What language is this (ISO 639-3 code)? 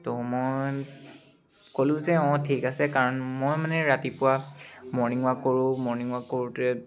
asm